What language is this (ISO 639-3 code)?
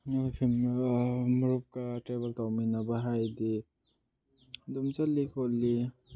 mni